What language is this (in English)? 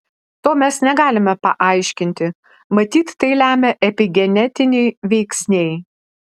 Lithuanian